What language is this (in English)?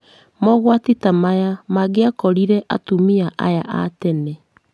Kikuyu